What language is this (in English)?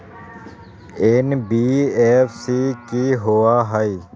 Magahi